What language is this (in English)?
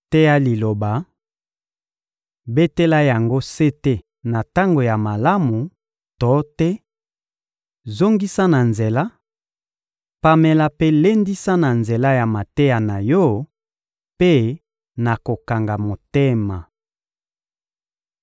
Lingala